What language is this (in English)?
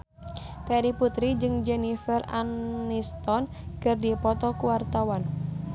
Sundanese